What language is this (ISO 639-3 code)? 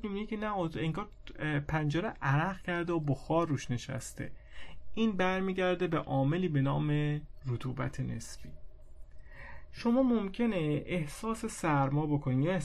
fas